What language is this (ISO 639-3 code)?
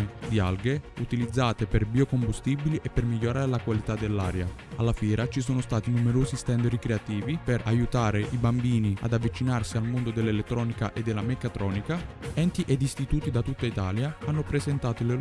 ita